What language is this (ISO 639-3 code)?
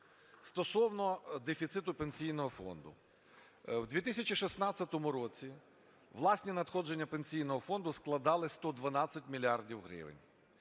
ukr